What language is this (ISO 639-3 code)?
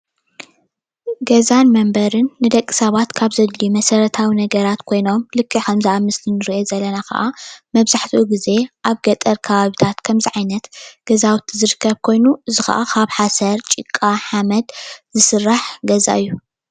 tir